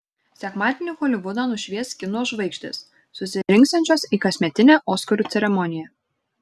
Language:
Lithuanian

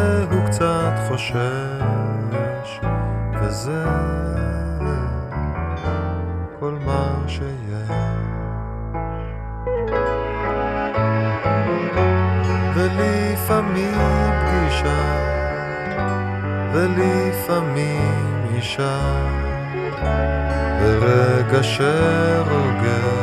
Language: Hebrew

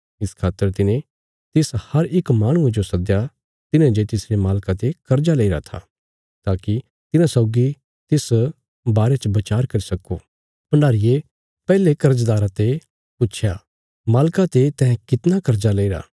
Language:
Bilaspuri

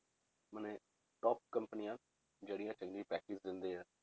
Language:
Punjabi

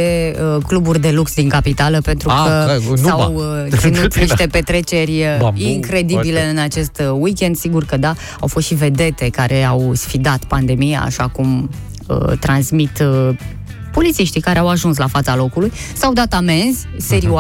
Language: Romanian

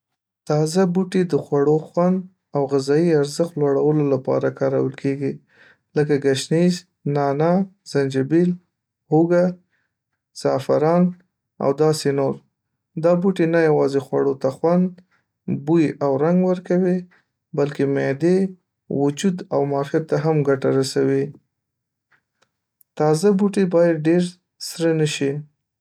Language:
Pashto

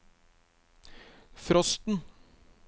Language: Norwegian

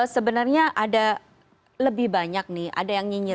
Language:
Indonesian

